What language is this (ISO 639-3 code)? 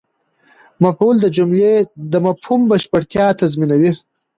pus